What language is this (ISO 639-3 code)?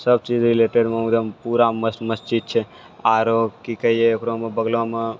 mai